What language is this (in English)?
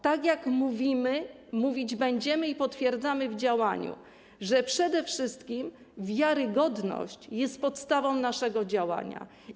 Polish